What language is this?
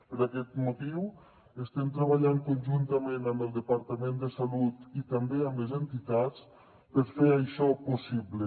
Catalan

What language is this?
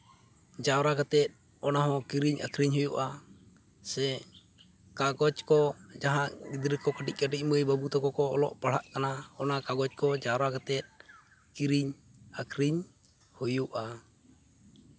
Santali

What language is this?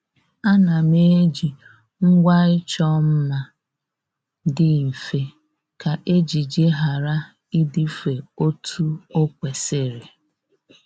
Igbo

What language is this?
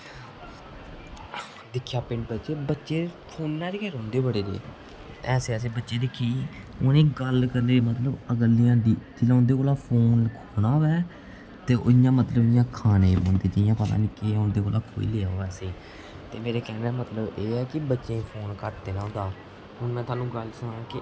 Dogri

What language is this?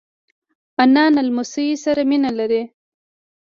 Pashto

